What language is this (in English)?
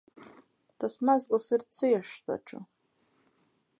Latvian